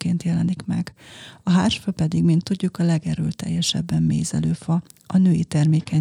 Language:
Hungarian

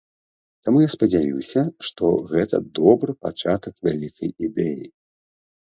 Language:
Belarusian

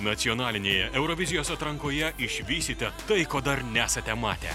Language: Lithuanian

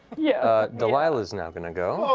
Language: English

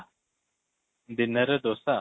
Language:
Odia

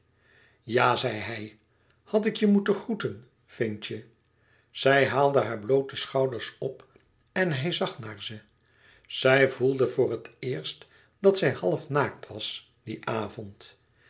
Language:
Dutch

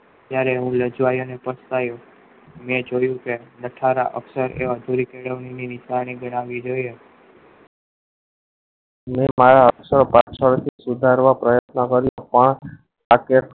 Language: Gujarati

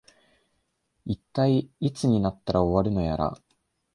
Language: Japanese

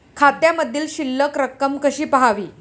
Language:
Marathi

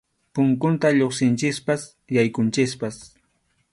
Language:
Arequipa-La Unión Quechua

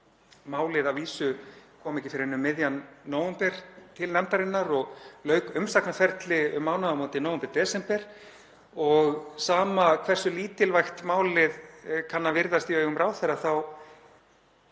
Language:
Icelandic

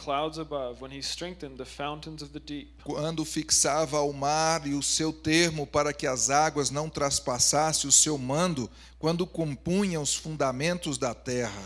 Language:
Portuguese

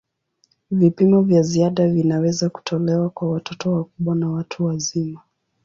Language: Swahili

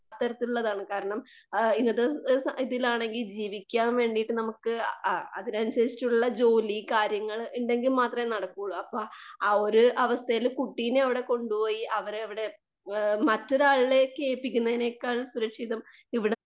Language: Malayalam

